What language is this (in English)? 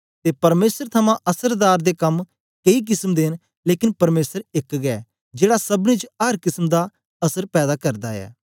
Dogri